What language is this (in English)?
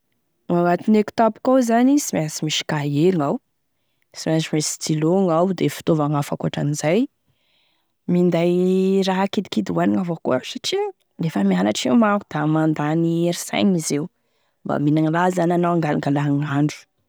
Tesaka Malagasy